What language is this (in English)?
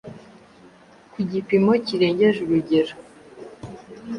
Kinyarwanda